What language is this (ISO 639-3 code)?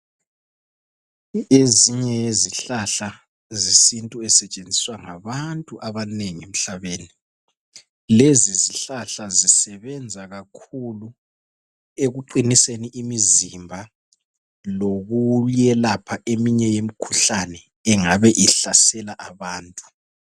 nde